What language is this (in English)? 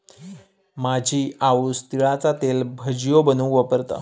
Marathi